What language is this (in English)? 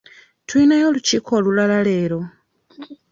Ganda